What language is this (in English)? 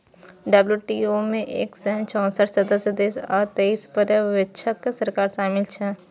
Maithili